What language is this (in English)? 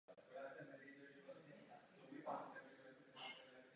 Czech